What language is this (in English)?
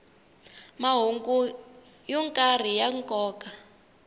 Tsonga